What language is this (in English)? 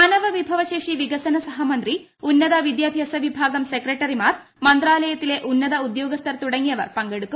Malayalam